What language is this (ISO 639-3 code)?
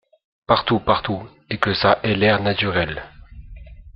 fra